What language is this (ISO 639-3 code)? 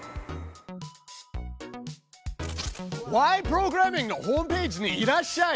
jpn